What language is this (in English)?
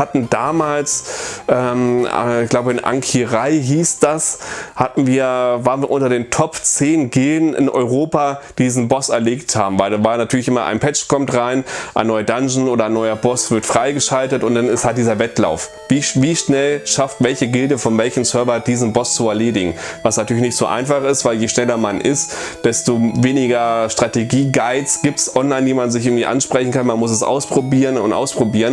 German